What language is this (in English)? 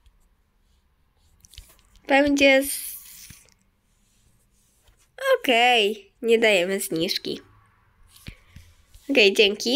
Polish